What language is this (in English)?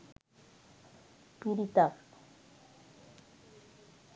Sinhala